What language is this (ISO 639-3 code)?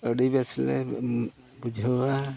sat